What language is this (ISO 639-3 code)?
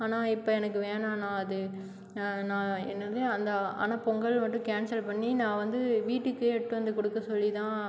tam